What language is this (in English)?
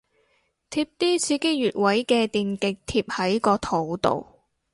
Cantonese